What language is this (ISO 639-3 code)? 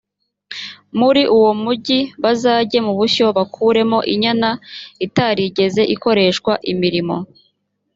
kin